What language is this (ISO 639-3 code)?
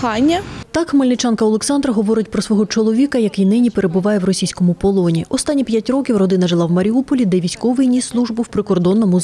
ukr